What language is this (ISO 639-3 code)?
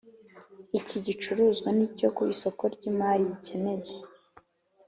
kin